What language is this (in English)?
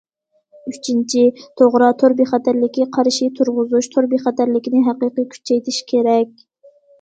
Uyghur